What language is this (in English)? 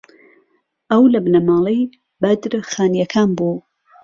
Central Kurdish